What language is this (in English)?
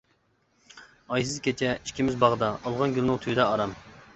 Uyghur